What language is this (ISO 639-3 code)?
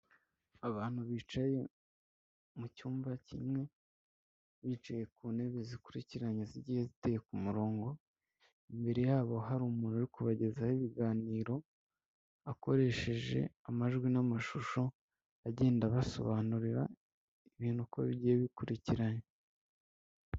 kin